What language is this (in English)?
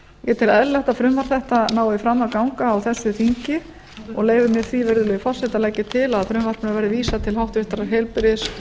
Icelandic